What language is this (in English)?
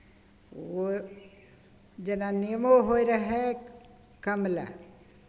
Maithili